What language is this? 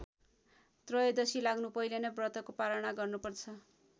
Nepali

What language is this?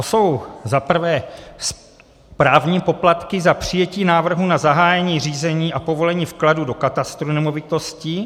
Czech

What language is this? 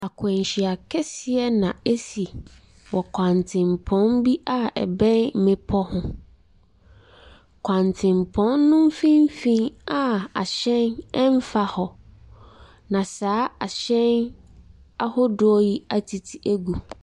Akan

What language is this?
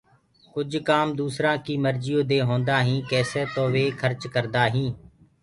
Gurgula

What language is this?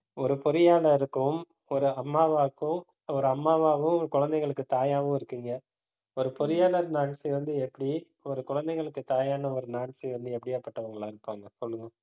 Tamil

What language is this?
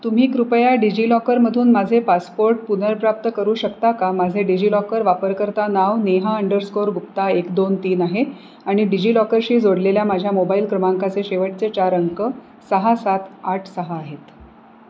Marathi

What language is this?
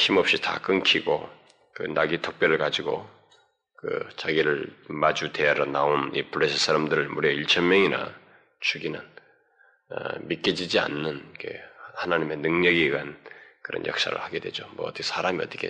Korean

